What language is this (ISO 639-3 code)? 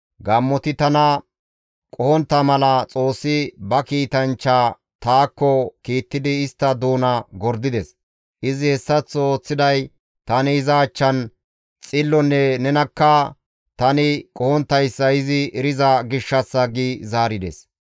gmv